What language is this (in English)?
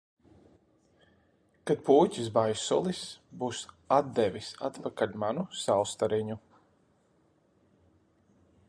Latvian